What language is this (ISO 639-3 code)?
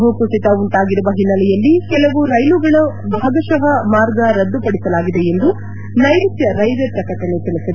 kan